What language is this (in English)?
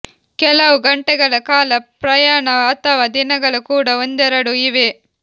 Kannada